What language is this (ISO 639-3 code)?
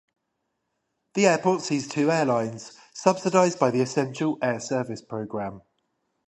eng